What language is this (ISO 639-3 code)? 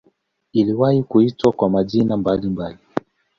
swa